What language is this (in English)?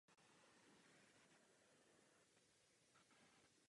Czech